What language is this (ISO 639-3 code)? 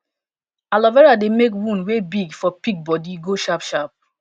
pcm